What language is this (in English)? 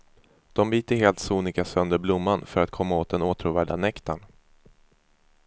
Swedish